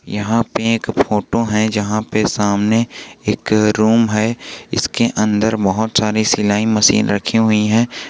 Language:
Hindi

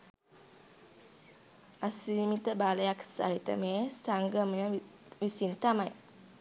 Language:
Sinhala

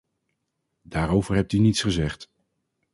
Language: Dutch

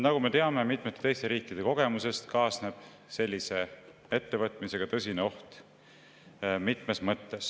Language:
Estonian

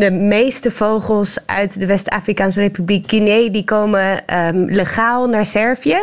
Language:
Dutch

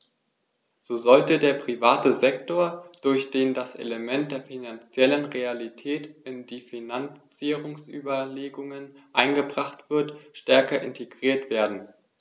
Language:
German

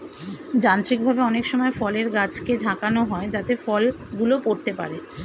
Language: Bangla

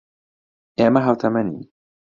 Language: Central Kurdish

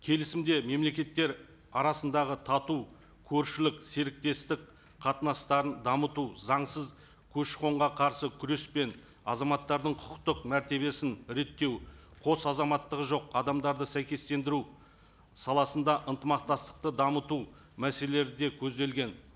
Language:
Kazakh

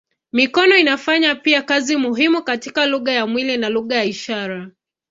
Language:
Swahili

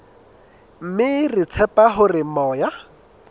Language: Southern Sotho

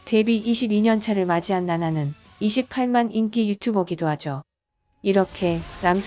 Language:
Korean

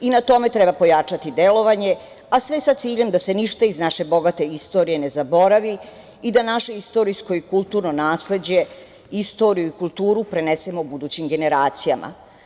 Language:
Serbian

